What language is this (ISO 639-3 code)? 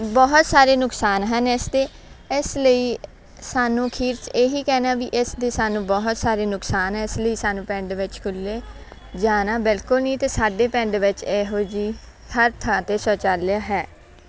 pan